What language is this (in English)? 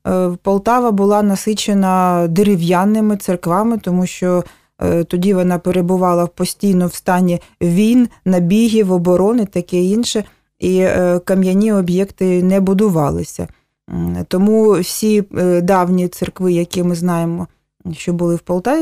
Ukrainian